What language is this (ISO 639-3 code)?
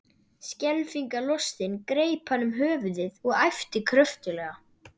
isl